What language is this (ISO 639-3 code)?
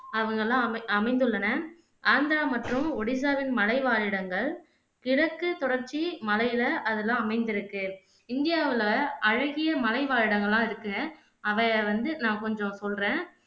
tam